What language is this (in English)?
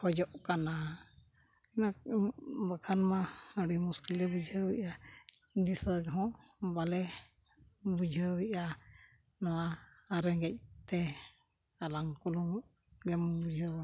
Santali